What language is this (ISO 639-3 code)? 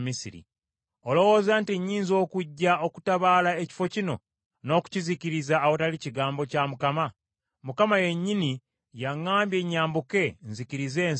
lug